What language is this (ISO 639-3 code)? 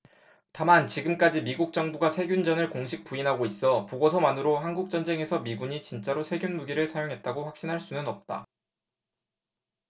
kor